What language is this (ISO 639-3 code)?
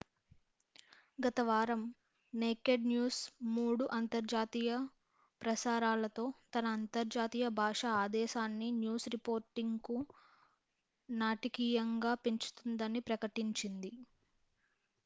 tel